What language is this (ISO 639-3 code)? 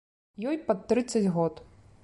bel